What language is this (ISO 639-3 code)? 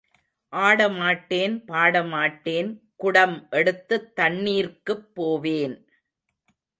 tam